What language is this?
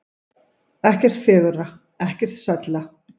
Icelandic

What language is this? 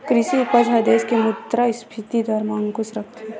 Chhattisgarhi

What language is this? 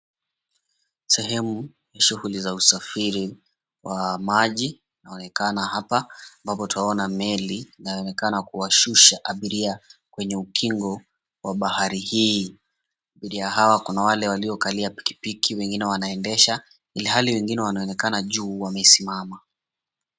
Swahili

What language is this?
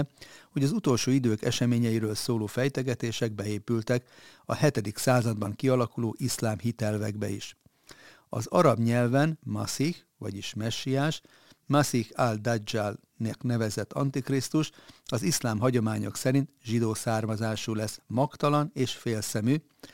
Hungarian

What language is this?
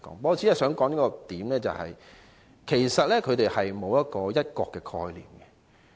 Cantonese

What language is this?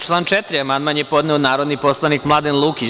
Serbian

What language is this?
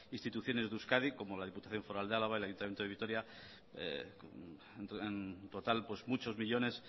Spanish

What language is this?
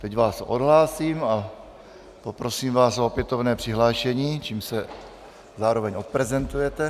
Czech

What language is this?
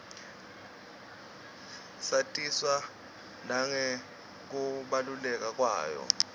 Swati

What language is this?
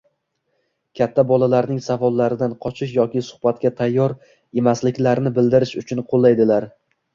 Uzbek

